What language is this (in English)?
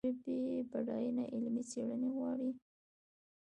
Pashto